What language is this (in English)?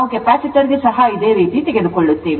Kannada